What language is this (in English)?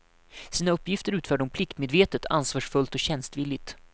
Swedish